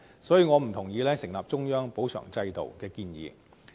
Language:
Cantonese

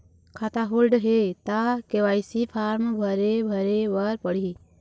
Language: Chhattisgarhi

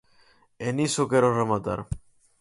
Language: Galician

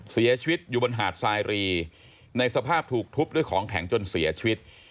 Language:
Thai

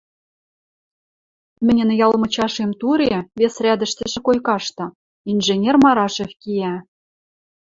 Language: Western Mari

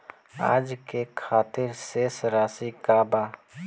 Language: Bhojpuri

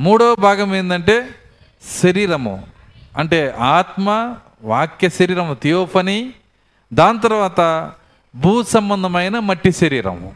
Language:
Telugu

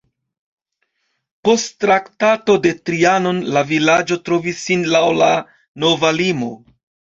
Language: Esperanto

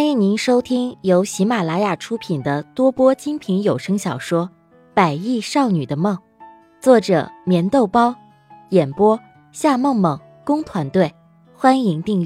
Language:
Chinese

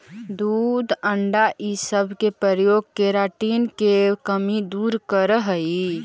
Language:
Magahi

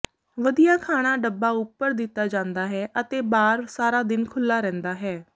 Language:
Punjabi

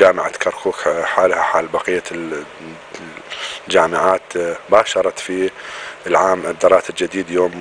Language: Arabic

